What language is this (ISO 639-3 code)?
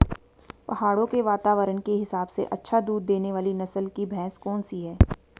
hin